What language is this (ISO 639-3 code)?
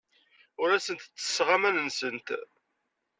kab